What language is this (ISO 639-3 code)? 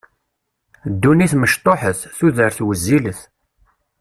kab